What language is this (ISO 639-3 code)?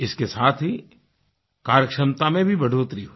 hin